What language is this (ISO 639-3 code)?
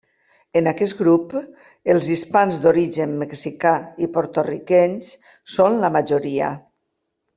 cat